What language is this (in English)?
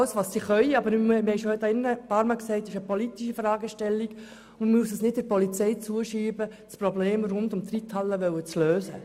Swiss German